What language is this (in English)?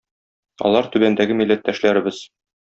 Tatar